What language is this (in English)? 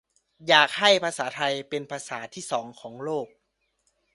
Thai